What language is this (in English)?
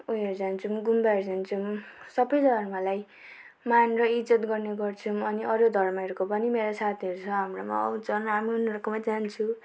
Nepali